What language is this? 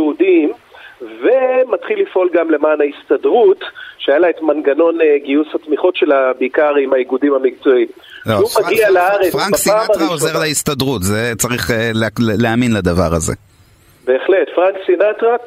Hebrew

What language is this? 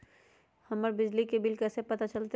Magahi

